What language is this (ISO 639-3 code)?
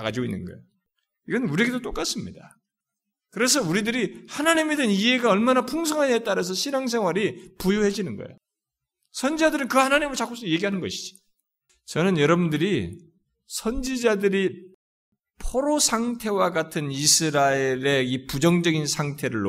kor